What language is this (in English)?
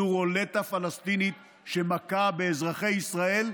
Hebrew